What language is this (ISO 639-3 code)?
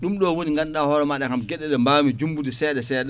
ful